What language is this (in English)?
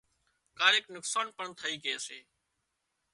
Wadiyara Koli